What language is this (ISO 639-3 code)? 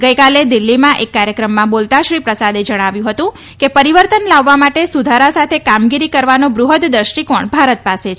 guj